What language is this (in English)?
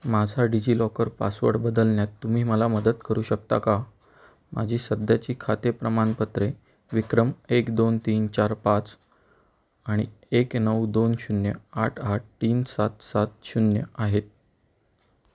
Marathi